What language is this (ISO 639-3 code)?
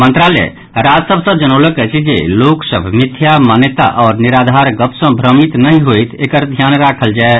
mai